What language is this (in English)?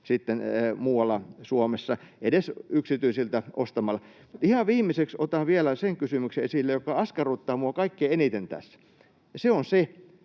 Finnish